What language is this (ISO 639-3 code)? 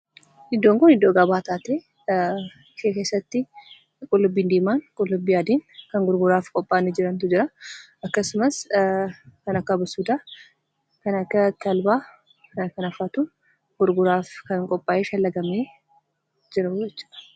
orm